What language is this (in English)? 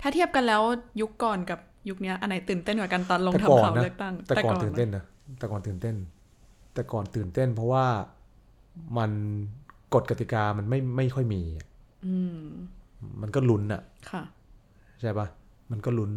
Thai